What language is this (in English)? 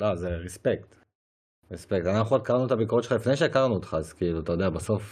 Hebrew